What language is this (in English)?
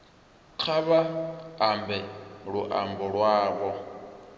Venda